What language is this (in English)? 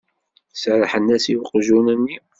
Kabyle